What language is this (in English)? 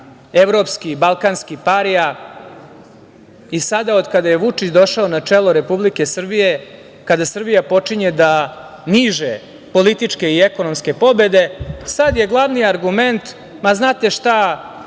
Serbian